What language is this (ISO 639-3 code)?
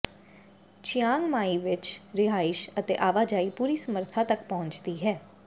pan